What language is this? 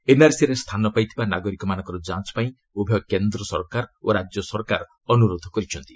Odia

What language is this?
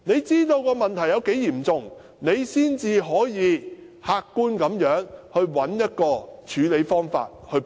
Cantonese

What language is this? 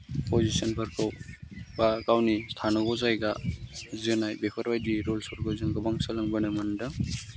Bodo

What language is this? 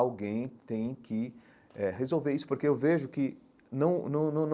Portuguese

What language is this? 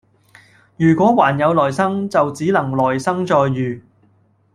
Cantonese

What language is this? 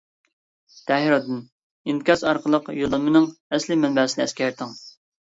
Uyghur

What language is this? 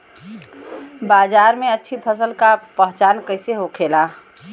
Bhojpuri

